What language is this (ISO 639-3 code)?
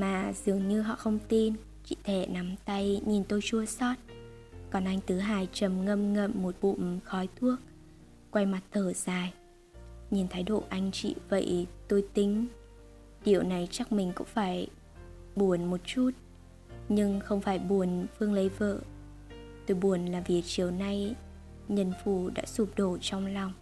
vie